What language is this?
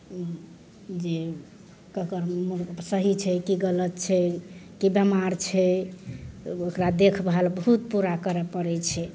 Maithili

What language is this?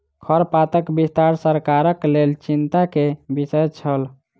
Maithili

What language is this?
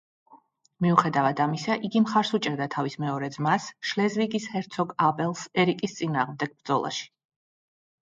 Georgian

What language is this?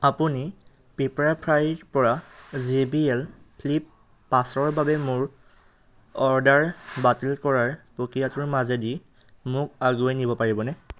Assamese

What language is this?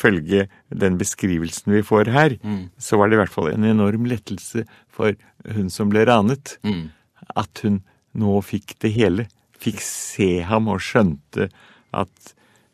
Norwegian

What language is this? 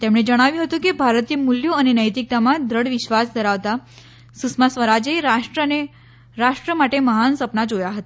Gujarati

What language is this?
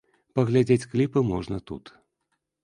Belarusian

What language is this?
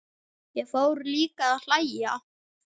Icelandic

